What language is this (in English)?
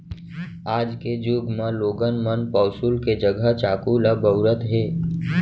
Chhattisgarhi